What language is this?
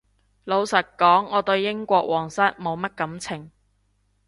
Cantonese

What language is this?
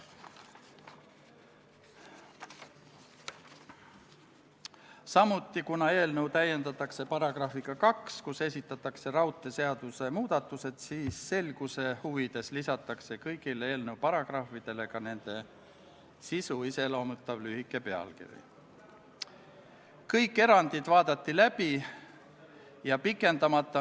Estonian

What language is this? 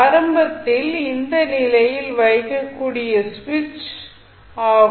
Tamil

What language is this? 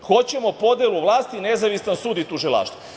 Serbian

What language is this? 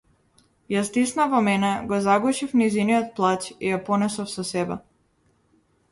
Macedonian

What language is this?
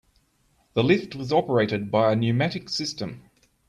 English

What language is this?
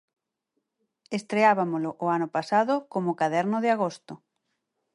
Galician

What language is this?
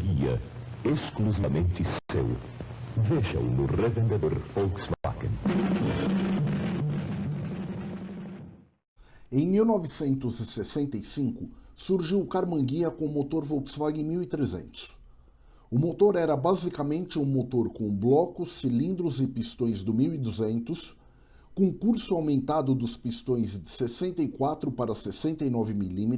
Portuguese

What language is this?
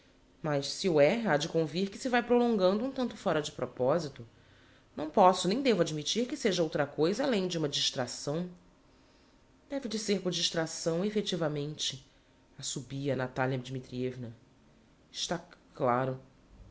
Portuguese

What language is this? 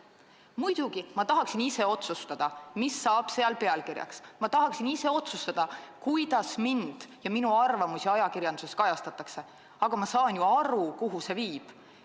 Estonian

